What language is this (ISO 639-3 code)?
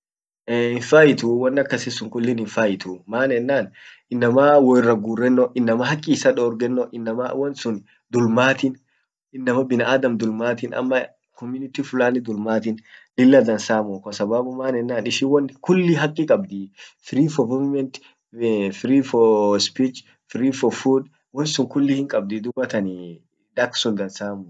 orc